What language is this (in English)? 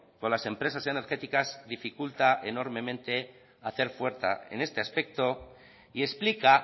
Spanish